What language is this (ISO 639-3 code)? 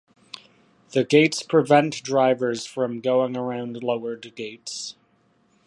eng